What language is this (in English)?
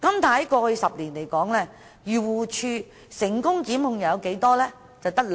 Cantonese